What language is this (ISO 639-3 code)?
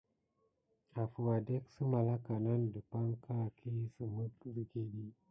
gid